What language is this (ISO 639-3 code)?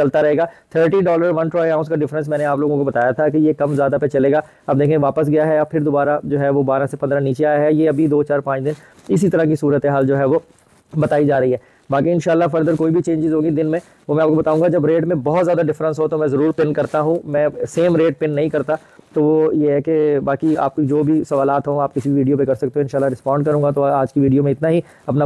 hin